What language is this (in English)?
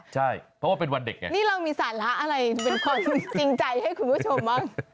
Thai